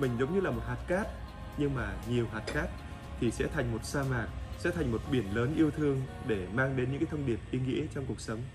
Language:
Vietnamese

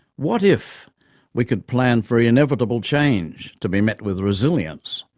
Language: English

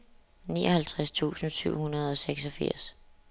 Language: Danish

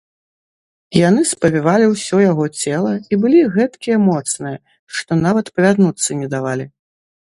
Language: Belarusian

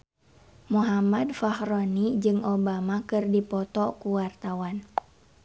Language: Sundanese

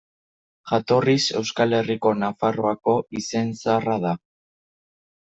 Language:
Basque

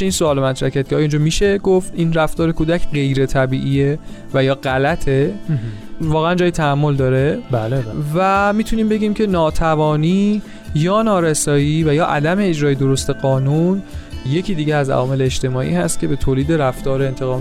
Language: Persian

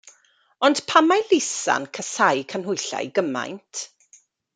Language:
Welsh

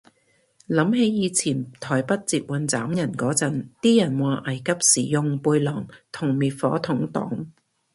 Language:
Cantonese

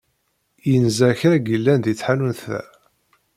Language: Kabyle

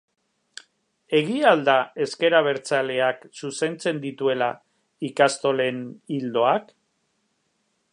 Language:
Basque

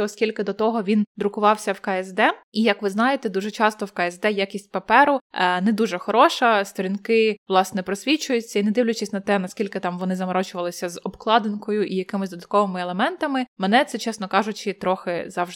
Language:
Ukrainian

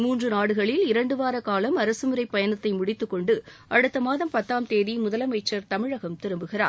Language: Tamil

